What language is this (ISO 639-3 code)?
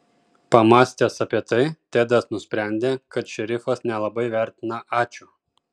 lit